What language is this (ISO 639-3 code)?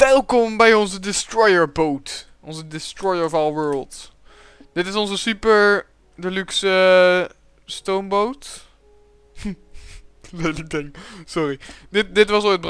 nld